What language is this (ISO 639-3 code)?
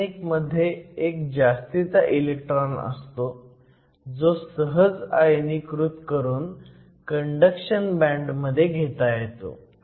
mar